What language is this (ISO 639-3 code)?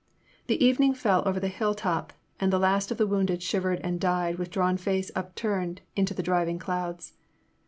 eng